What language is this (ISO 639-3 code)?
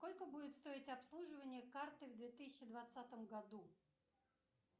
rus